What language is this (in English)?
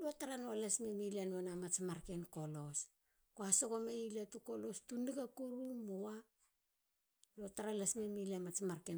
Halia